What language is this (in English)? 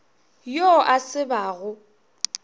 Northern Sotho